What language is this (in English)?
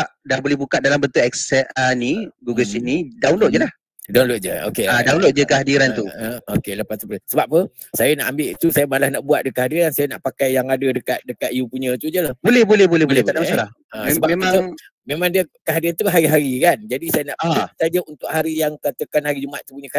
Malay